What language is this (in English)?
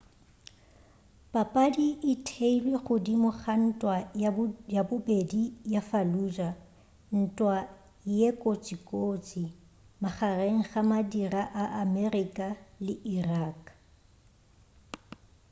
Northern Sotho